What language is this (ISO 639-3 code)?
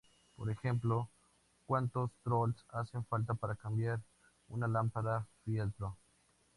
spa